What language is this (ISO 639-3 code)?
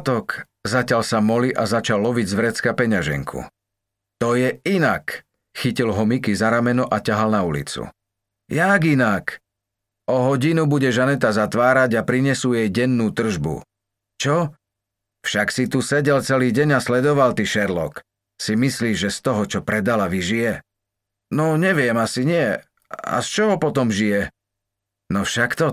slk